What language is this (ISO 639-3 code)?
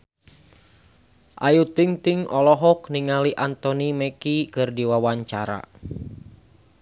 sun